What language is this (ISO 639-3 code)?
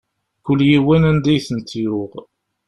kab